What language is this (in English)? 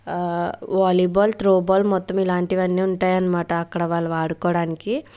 Telugu